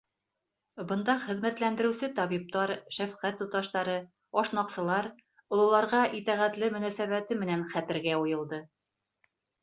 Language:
Bashkir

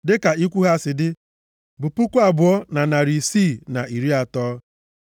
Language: Igbo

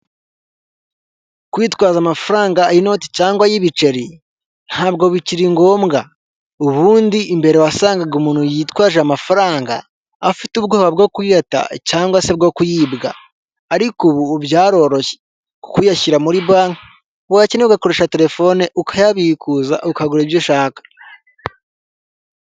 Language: Kinyarwanda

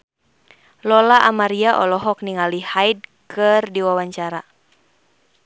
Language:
Sundanese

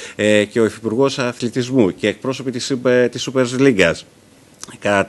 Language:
Greek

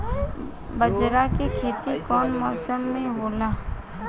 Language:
Bhojpuri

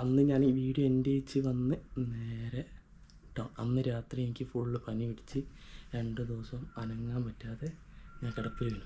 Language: Malayalam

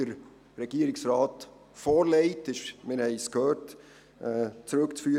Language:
Swiss German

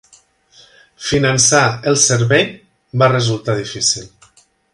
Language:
Catalan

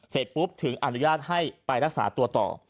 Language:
Thai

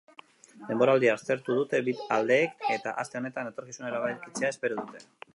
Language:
Basque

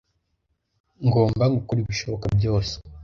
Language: Kinyarwanda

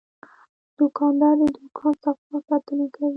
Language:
Pashto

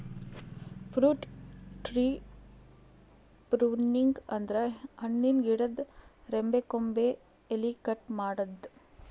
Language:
Kannada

